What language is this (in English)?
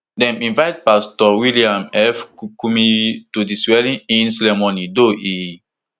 Nigerian Pidgin